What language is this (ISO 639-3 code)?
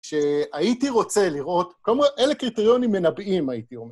heb